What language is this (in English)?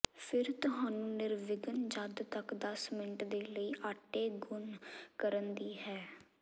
Punjabi